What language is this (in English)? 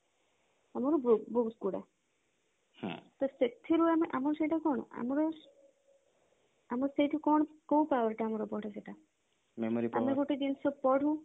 Odia